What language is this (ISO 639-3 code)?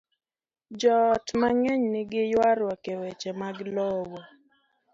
luo